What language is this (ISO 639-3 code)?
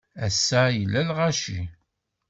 kab